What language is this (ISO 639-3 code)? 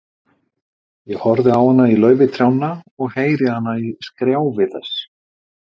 isl